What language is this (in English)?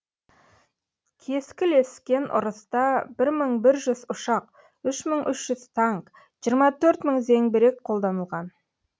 Kazakh